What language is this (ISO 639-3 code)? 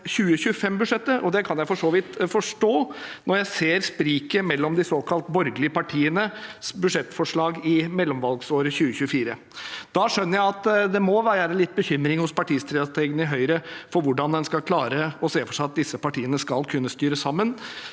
nor